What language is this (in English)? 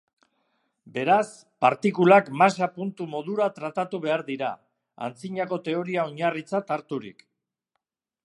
Basque